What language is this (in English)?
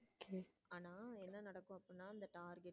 Tamil